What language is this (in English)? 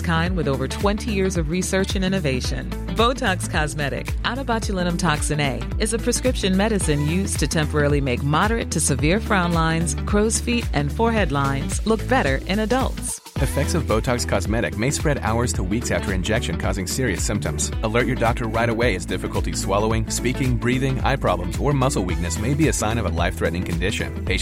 Filipino